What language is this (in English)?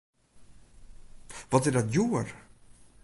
Western Frisian